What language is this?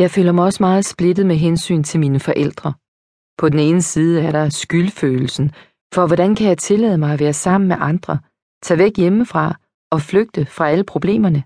Danish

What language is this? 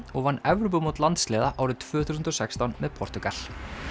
Icelandic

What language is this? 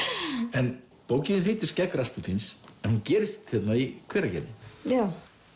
Icelandic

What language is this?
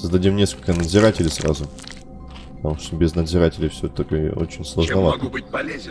Russian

